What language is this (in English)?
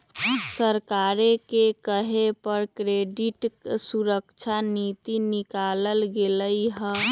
Magahi